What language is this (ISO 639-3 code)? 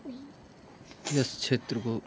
nep